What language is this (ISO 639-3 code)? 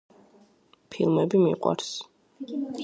kat